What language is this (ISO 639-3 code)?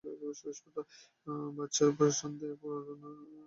ben